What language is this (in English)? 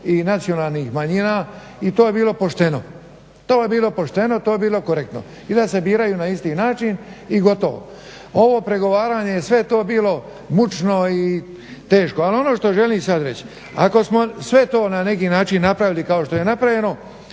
Croatian